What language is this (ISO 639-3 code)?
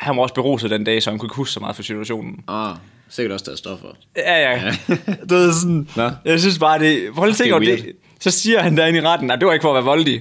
dan